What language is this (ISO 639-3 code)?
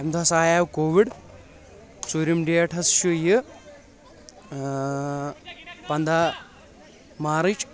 kas